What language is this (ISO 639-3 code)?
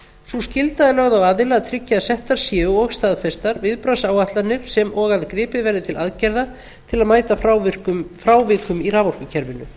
isl